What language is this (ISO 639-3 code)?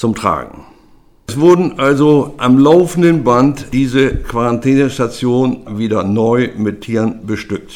deu